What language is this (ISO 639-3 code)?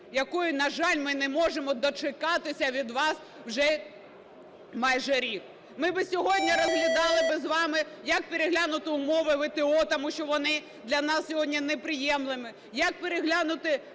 ukr